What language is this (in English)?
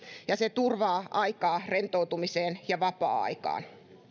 Finnish